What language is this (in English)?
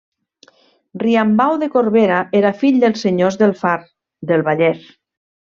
Catalan